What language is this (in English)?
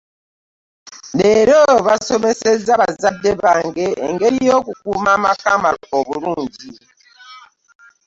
Ganda